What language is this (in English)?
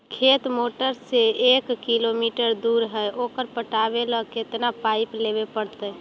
Magahi